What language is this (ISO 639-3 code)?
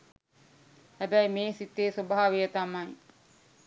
sin